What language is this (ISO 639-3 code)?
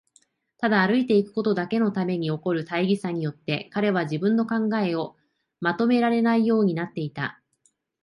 jpn